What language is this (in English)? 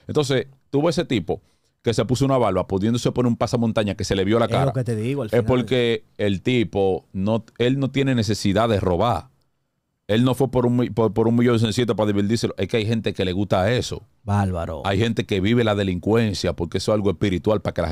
Spanish